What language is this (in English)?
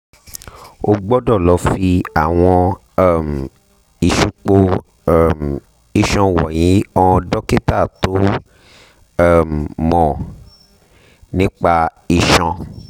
Yoruba